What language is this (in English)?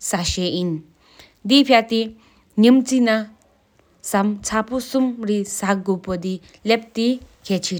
Sikkimese